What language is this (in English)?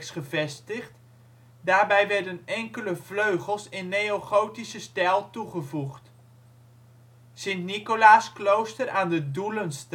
Dutch